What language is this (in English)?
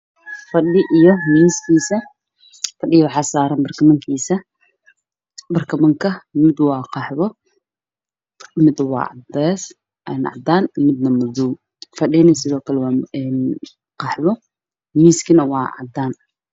Somali